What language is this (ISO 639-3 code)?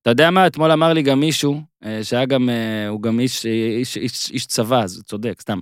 heb